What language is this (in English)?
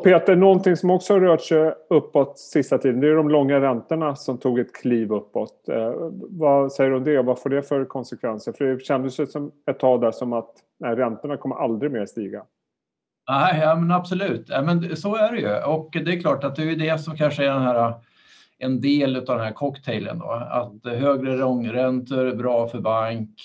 Swedish